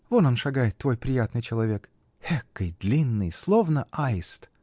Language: Russian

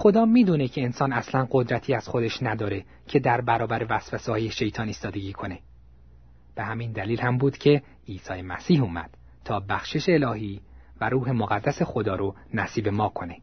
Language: Persian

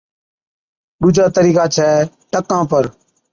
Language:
Od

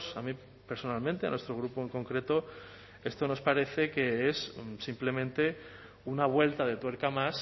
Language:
Spanish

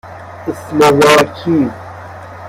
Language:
Persian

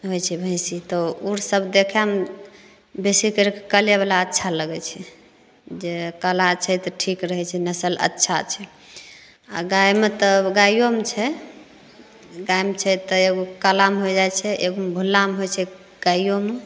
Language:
Maithili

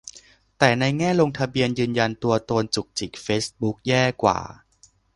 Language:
Thai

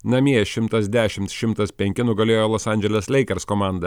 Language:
Lithuanian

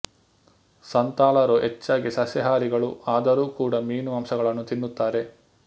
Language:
Kannada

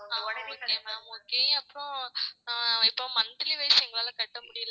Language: Tamil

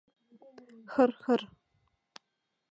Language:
Mari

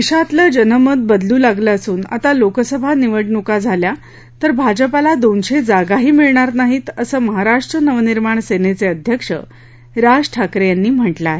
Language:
Marathi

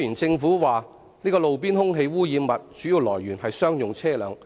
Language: Cantonese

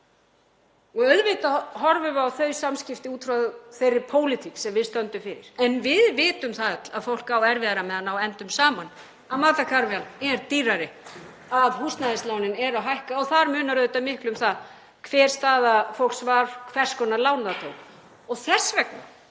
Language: Icelandic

